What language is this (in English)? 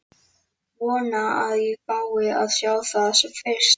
Icelandic